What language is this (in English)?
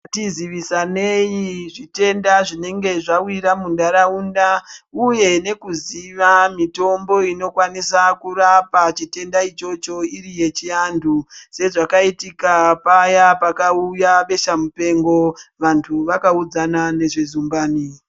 Ndau